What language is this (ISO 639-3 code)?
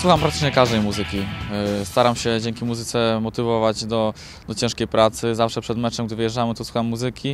pol